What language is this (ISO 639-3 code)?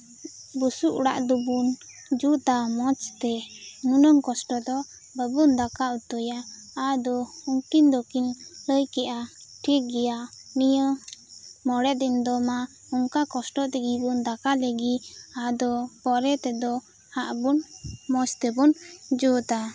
sat